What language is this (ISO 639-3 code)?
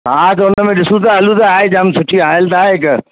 snd